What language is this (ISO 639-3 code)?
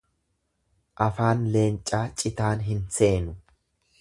orm